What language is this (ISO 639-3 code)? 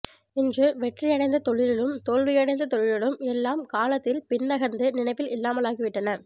tam